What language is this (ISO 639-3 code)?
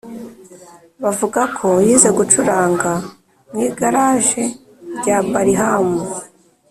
kin